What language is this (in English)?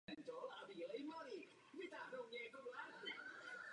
Czech